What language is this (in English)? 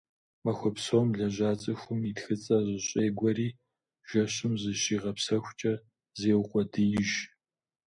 Kabardian